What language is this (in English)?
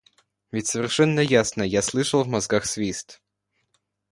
Russian